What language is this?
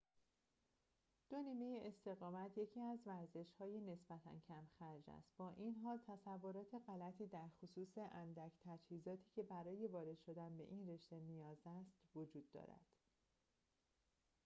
Persian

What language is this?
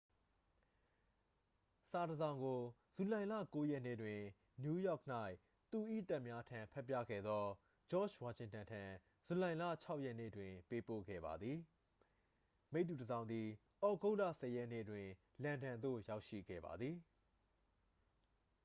Burmese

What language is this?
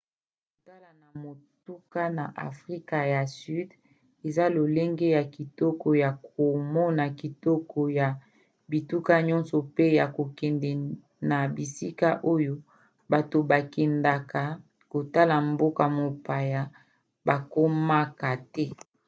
Lingala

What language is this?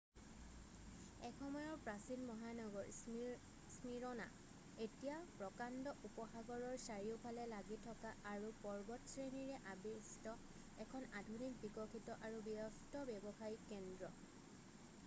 Assamese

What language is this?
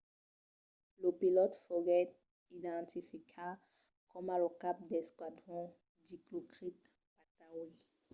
Occitan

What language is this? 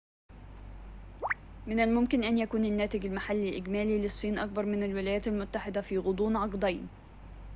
Arabic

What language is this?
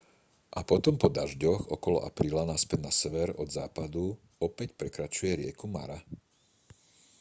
Slovak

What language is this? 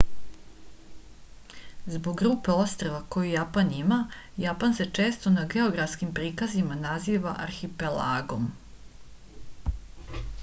Serbian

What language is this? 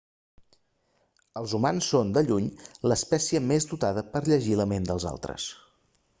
Catalan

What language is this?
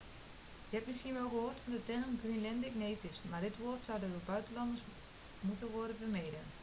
Dutch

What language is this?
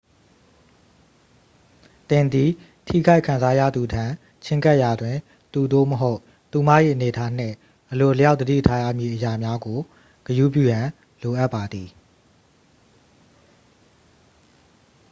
Burmese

